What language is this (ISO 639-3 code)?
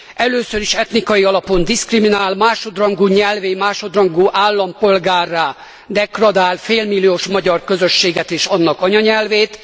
hun